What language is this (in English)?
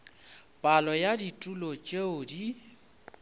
Northern Sotho